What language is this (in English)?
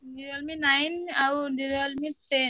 Odia